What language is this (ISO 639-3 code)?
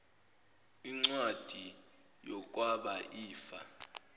zul